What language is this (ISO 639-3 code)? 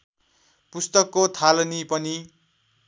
nep